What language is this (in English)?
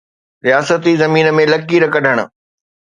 Sindhi